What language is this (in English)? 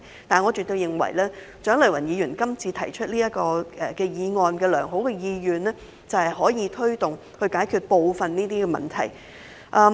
Cantonese